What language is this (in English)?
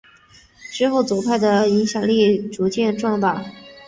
Chinese